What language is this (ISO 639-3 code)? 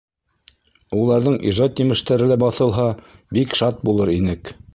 bak